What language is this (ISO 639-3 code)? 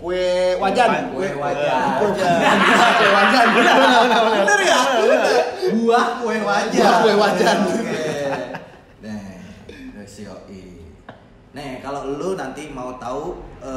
ind